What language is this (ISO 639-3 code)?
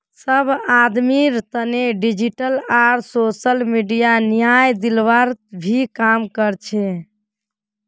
mag